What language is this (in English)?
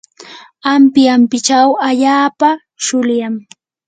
Yanahuanca Pasco Quechua